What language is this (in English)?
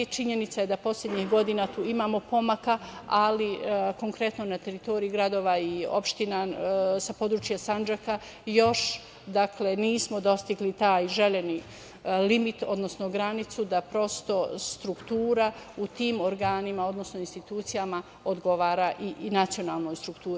Serbian